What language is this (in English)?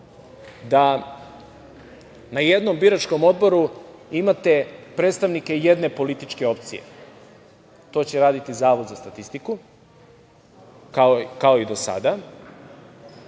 Serbian